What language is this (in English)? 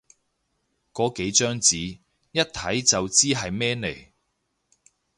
Cantonese